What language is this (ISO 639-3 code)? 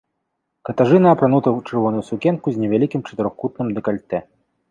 bel